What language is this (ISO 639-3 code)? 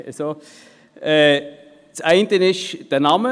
gsw